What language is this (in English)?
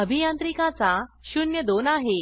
Marathi